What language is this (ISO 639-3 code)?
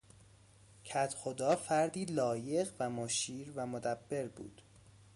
fas